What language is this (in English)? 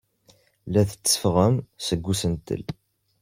Kabyle